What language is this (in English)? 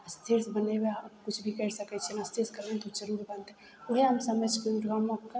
Maithili